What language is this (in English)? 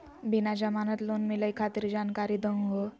Magahi